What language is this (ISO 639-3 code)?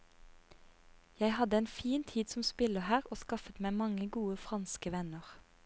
nor